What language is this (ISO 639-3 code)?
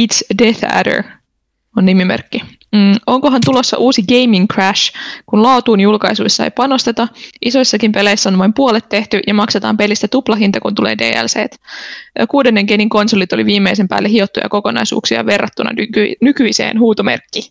fin